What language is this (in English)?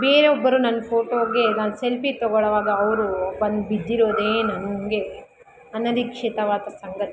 Kannada